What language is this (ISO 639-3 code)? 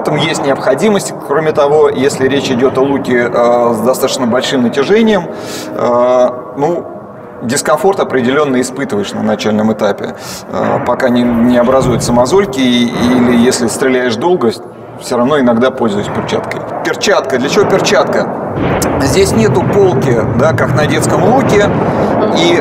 rus